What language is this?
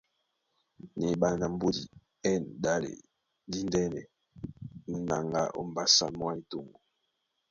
Duala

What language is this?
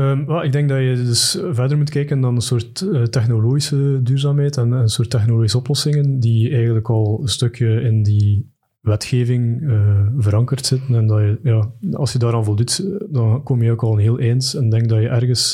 Dutch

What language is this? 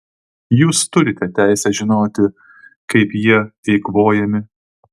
Lithuanian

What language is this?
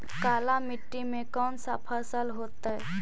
Magahi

